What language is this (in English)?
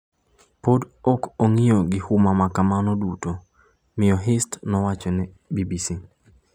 Luo (Kenya and Tanzania)